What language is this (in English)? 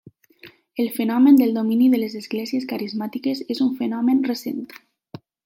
Catalan